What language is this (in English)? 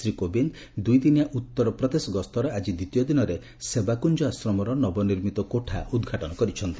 Odia